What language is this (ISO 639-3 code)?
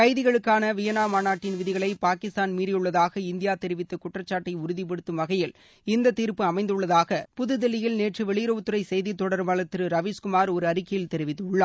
tam